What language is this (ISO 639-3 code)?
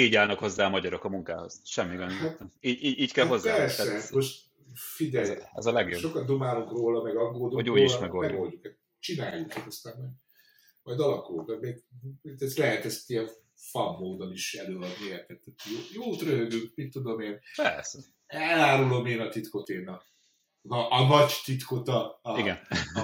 hun